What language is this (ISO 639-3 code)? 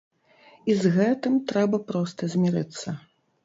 bel